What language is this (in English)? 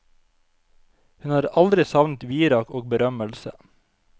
Norwegian